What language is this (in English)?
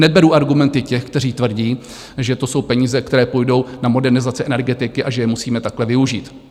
Czech